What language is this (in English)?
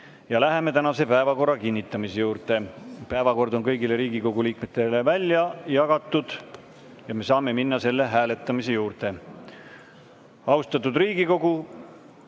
Estonian